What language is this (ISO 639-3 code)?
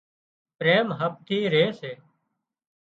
kxp